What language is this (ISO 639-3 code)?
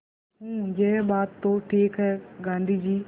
hin